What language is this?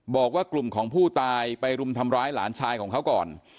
Thai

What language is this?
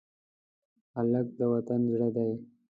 Pashto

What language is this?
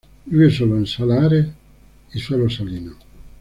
Spanish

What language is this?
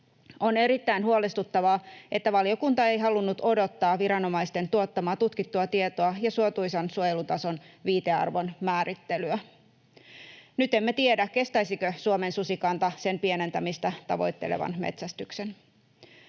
Finnish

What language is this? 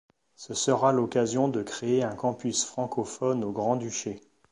French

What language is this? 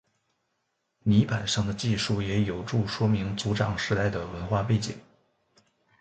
Chinese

